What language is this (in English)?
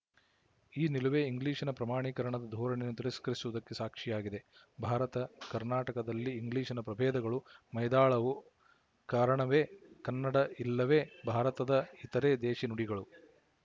Kannada